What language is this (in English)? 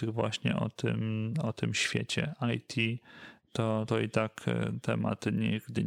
Polish